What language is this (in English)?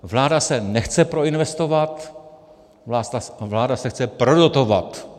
Czech